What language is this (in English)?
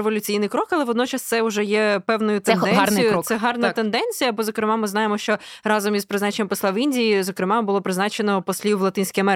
Ukrainian